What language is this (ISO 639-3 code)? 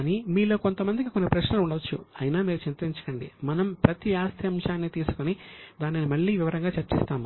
tel